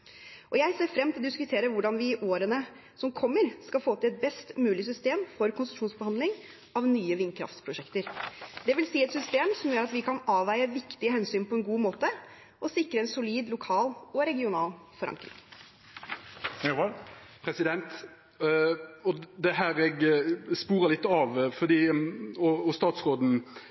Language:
Norwegian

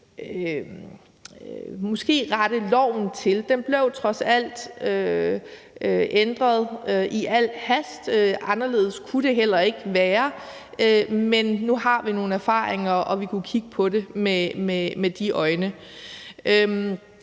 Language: Danish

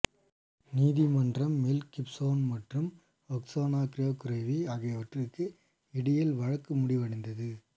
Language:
Tamil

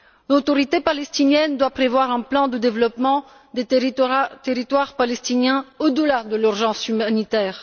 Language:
French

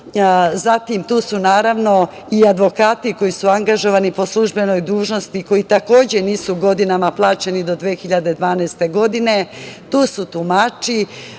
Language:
Serbian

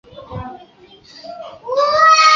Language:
Chinese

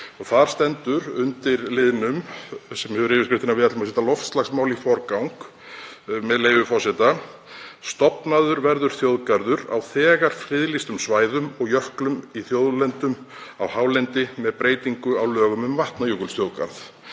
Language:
Icelandic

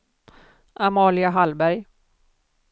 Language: Swedish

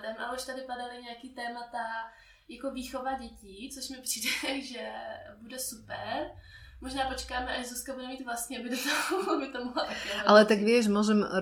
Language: Czech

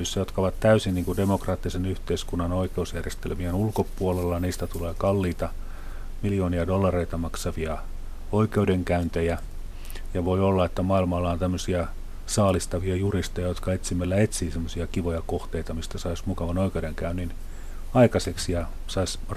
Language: Finnish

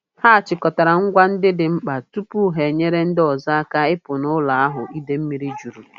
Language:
Igbo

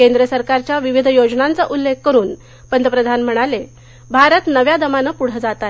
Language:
Marathi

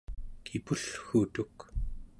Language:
Central Yupik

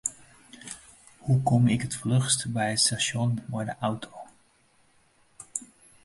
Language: Western Frisian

